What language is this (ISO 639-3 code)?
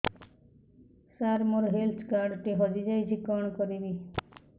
ori